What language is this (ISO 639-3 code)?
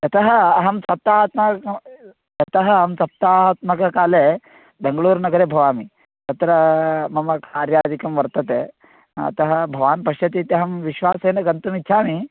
san